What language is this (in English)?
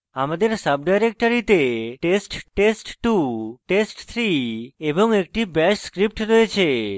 Bangla